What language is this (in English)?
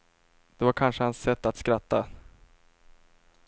Swedish